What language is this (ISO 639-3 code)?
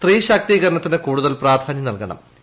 mal